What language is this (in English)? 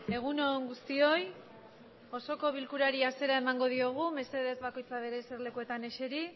Basque